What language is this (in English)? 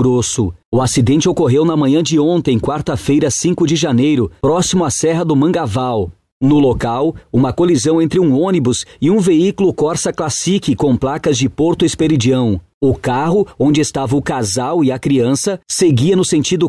Portuguese